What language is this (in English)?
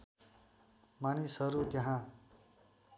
Nepali